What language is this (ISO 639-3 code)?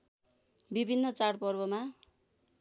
nep